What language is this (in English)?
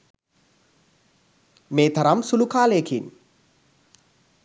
Sinhala